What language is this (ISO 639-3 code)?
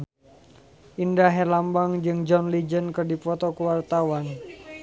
sun